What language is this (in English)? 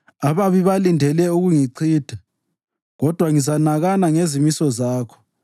North Ndebele